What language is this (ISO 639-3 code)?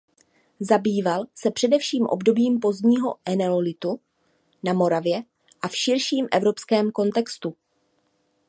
ces